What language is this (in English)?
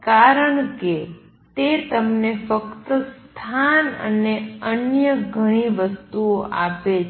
Gujarati